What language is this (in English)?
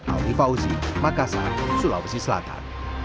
Indonesian